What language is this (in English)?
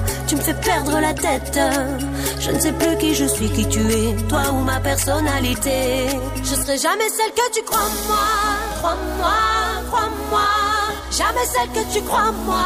French